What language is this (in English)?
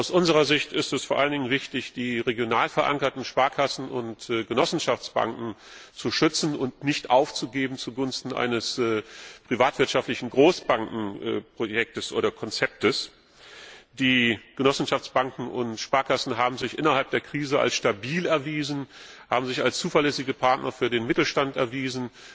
German